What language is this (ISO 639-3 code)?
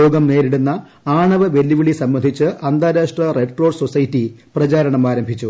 mal